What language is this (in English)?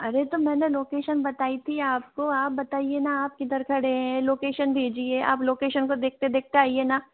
Hindi